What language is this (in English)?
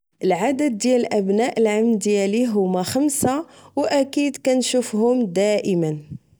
Moroccan Arabic